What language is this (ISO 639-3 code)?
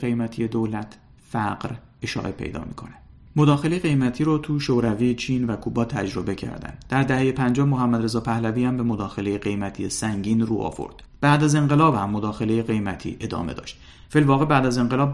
fas